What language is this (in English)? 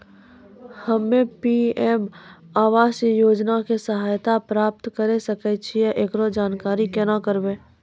Maithili